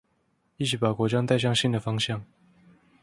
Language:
Chinese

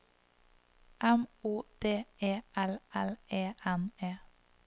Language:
Norwegian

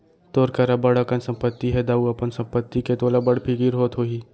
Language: Chhattisgarhi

